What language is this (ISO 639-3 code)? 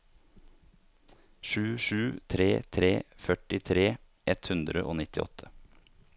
nor